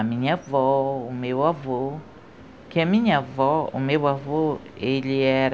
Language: Portuguese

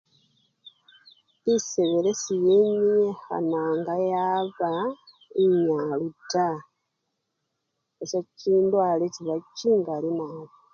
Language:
Luyia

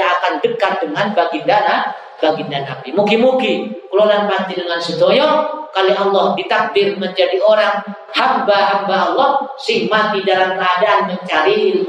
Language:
Indonesian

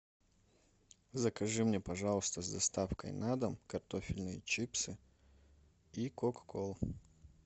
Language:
Russian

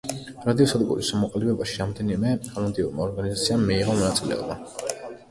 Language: Georgian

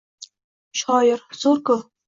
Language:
Uzbek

